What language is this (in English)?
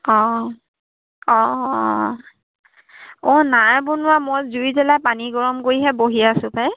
Assamese